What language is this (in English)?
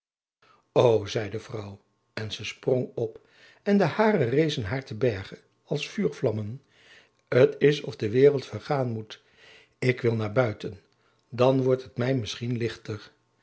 Dutch